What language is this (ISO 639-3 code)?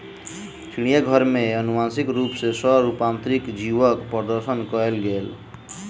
mai